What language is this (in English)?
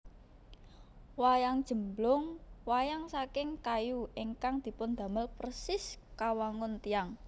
Javanese